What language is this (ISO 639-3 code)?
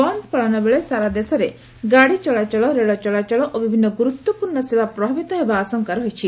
ori